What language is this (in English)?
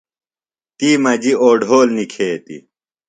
Phalura